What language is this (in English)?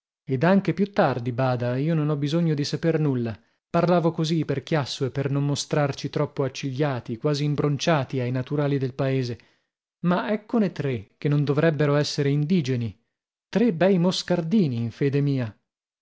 Italian